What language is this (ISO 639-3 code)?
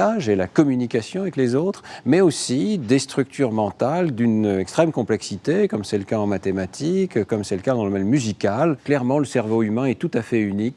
fra